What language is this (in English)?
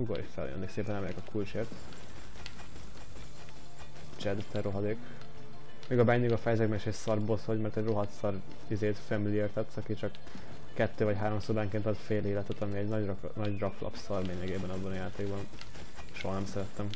Hungarian